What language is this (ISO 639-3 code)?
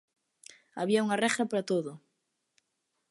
glg